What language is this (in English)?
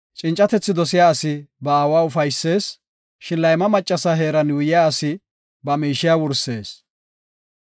Gofa